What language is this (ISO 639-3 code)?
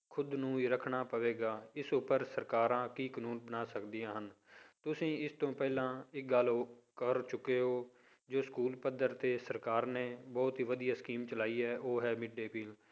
pan